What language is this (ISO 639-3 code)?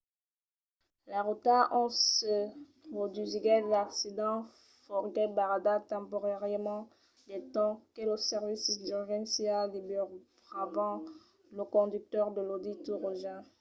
oci